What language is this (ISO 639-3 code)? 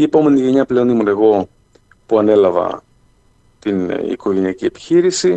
ell